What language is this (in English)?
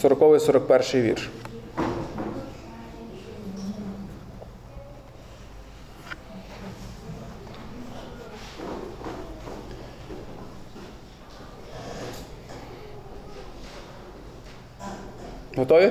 Ukrainian